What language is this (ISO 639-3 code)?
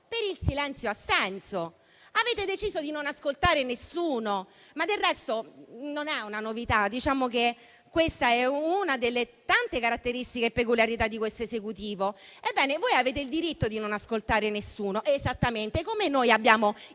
ita